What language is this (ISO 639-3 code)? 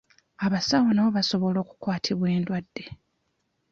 lug